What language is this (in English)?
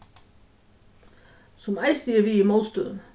Faroese